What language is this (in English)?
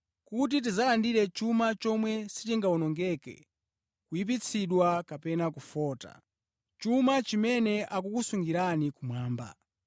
Nyanja